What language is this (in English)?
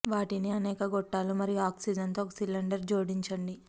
Telugu